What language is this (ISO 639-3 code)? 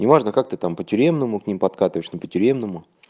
rus